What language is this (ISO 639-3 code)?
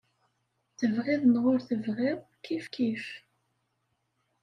kab